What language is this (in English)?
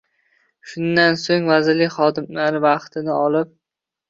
Uzbek